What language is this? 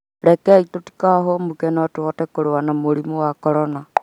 Kikuyu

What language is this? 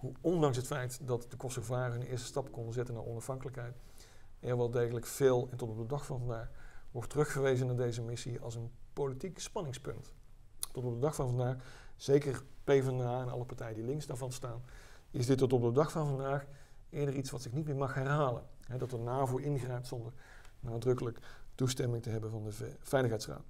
Dutch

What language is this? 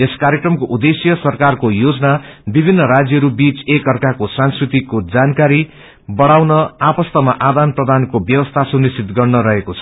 Nepali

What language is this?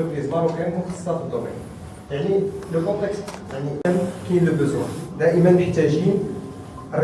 Arabic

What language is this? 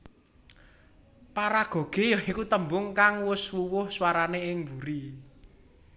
Javanese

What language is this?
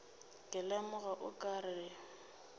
Northern Sotho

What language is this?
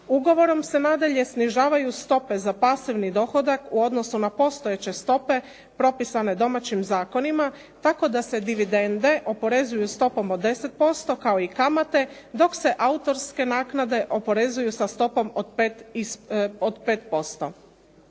Croatian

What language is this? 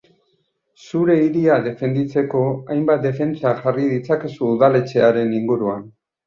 Basque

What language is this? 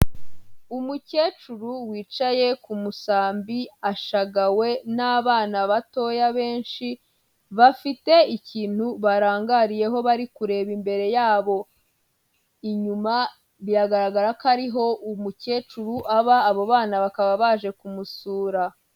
Kinyarwanda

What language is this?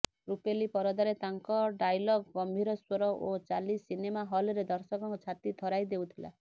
Odia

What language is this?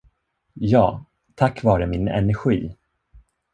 Swedish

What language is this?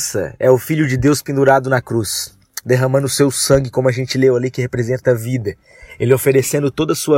Portuguese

